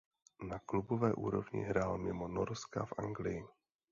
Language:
Czech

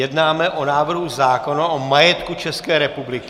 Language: Czech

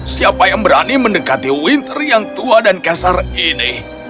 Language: Indonesian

